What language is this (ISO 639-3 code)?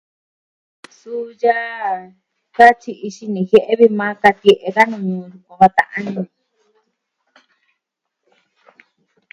meh